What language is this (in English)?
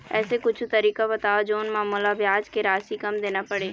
Chhattisgarhi